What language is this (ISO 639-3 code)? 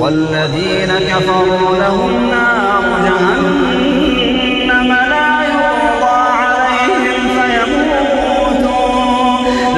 ara